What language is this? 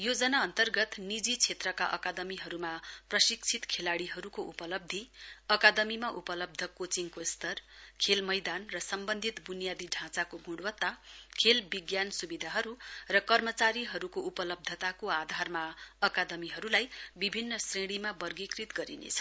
Nepali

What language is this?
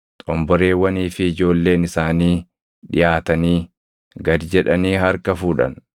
Oromo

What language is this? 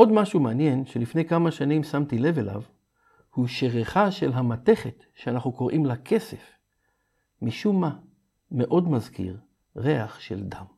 Hebrew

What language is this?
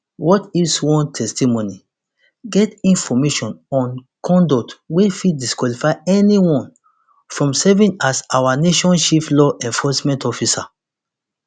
Nigerian Pidgin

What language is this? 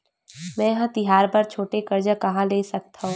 Chhattisgarhi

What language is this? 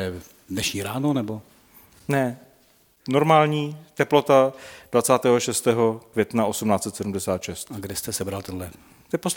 Czech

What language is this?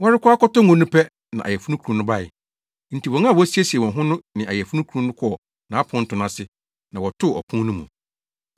Akan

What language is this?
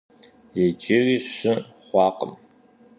Kabardian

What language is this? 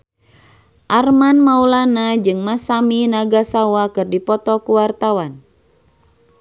Sundanese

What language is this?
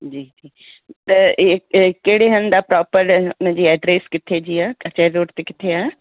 Sindhi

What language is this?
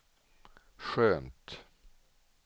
Swedish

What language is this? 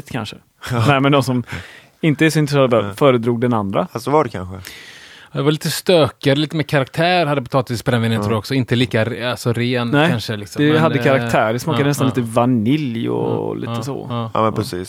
Swedish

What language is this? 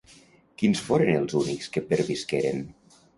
Catalan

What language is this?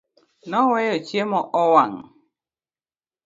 Luo (Kenya and Tanzania)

